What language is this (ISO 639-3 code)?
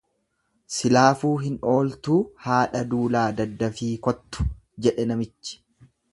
orm